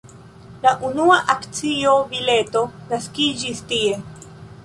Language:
Esperanto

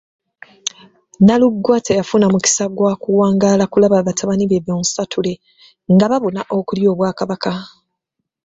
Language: Ganda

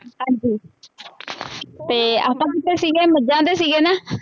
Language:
Punjabi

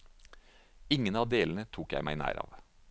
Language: Norwegian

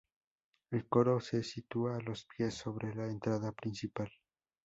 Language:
Spanish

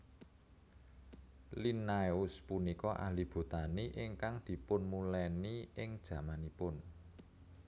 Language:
Javanese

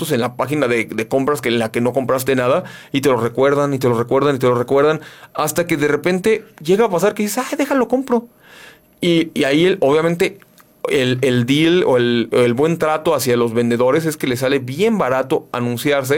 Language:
Spanish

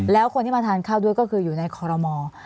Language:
Thai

